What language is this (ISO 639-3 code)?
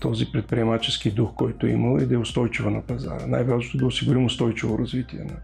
bul